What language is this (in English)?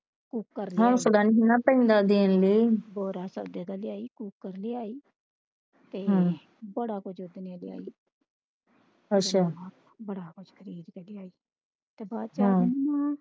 Punjabi